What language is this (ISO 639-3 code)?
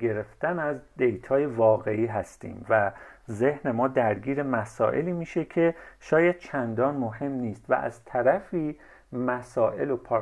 fas